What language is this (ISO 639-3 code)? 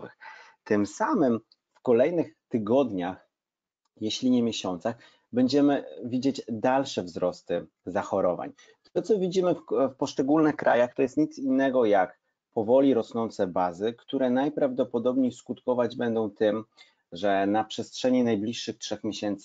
pol